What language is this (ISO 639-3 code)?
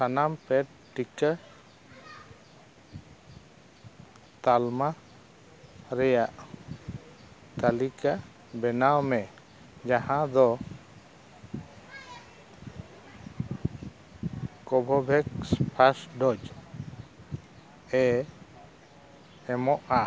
sat